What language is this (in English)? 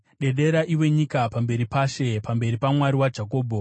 Shona